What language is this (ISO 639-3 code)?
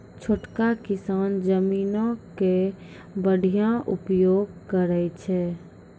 mai